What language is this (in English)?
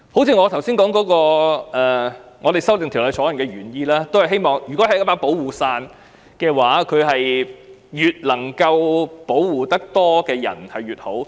Cantonese